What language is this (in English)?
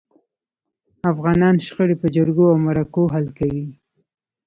Pashto